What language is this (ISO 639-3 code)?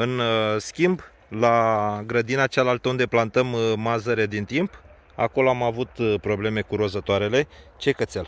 ron